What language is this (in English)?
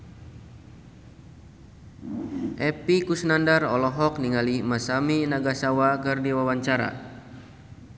Sundanese